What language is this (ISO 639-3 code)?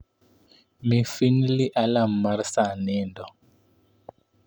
luo